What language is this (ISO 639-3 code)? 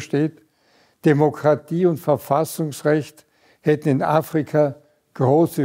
deu